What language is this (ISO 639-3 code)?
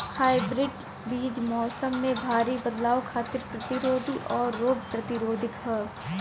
bho